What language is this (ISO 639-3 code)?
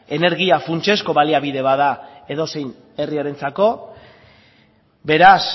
eus